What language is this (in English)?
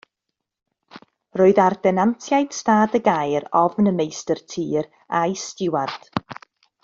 Welsh